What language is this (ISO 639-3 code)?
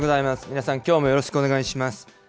jpn